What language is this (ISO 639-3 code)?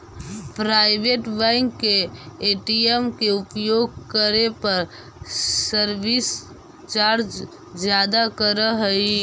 mag